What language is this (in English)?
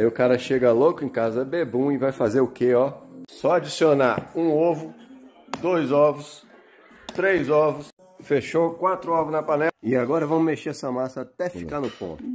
Portuguese